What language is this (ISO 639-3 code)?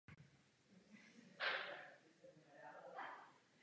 ces